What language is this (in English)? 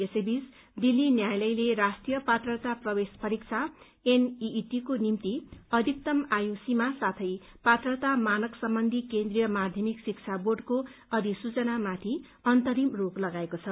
Nepali